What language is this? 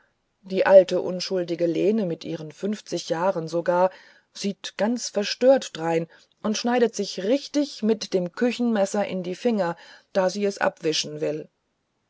German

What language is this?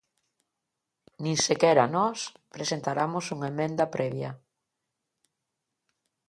Galician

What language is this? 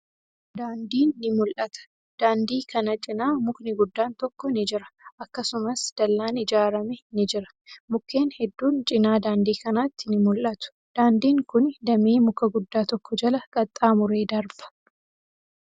Oromo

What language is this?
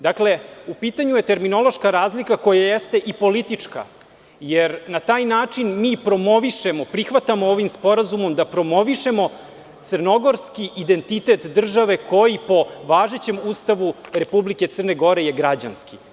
Serbian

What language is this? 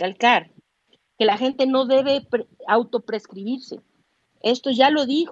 Spanish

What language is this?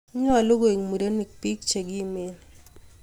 Kalenjin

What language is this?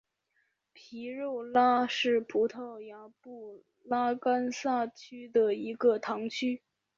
Chinese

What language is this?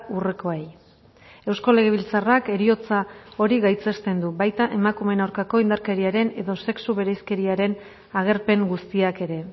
Basque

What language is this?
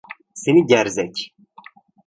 Turkish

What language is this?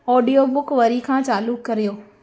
Sindhi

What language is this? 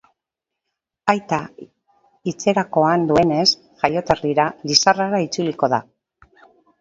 Basque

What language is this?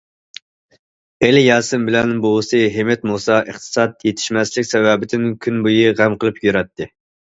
Uyghur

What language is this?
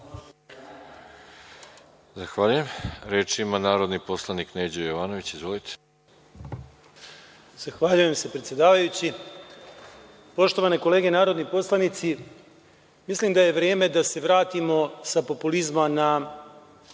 Serbian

